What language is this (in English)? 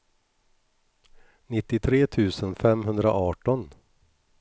Swedish